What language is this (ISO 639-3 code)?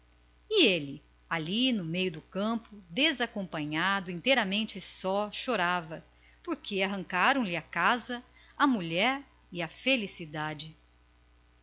por